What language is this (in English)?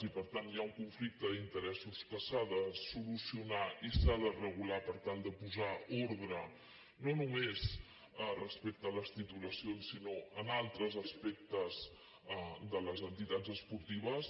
Catalan